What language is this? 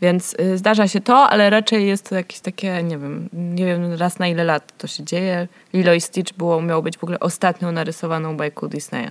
Polish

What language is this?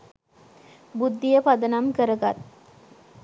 Sinhala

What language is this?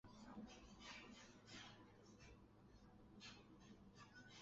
Chinese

